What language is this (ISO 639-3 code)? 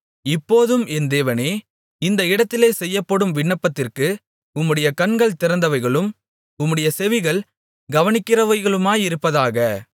tam